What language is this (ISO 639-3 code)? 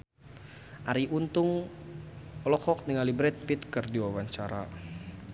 sun